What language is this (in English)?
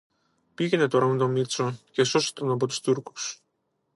Greek